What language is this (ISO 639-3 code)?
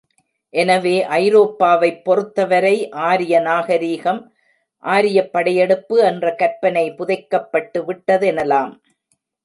tam